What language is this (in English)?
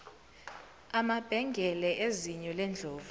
Zulu